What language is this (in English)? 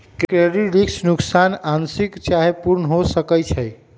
Magahi